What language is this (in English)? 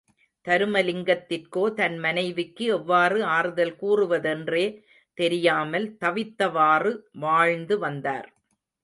Tamil